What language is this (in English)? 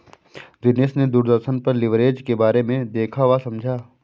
Hindi